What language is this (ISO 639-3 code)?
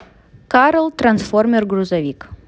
rus